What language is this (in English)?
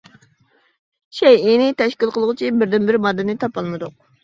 Uyghur